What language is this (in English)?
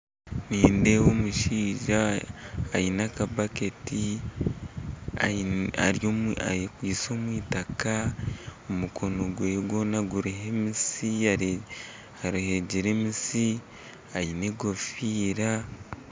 Nyankole